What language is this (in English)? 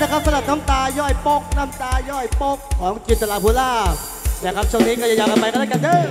Thai